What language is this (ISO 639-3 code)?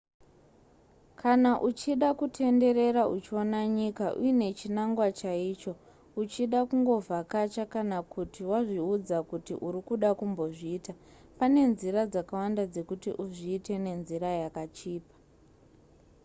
sna